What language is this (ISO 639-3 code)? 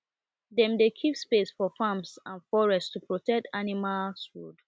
pcm